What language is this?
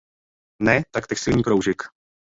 Czech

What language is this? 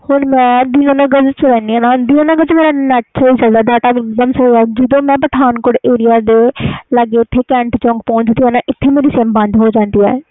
Punjabi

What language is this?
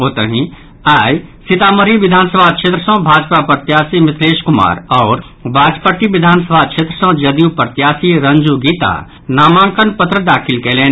Maithili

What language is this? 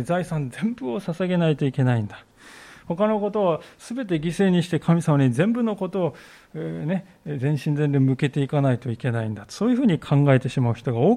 Japanese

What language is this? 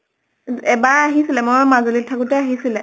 Assamese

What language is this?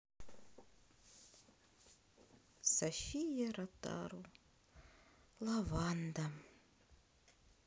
Russian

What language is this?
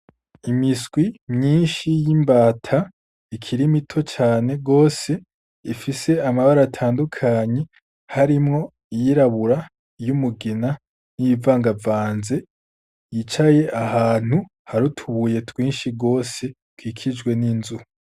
Rundi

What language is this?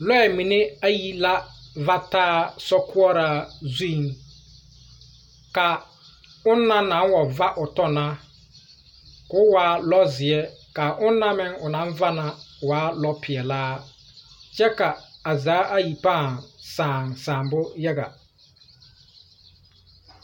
Southern Dagaare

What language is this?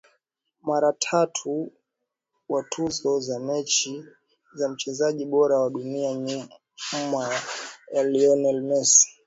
Swahili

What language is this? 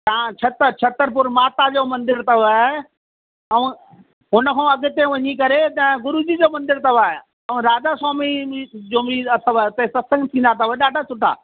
Sindhi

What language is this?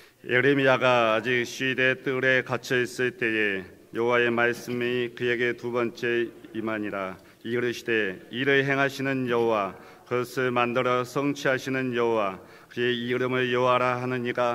Korean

